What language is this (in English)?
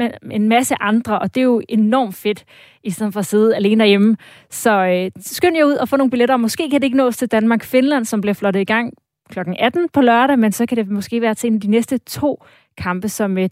Danish